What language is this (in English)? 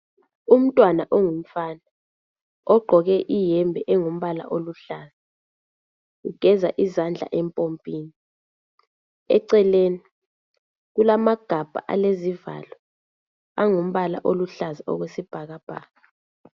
North Ndebele